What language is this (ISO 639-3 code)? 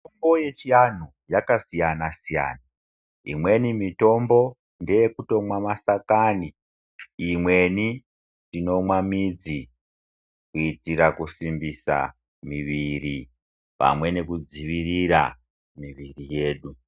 ndc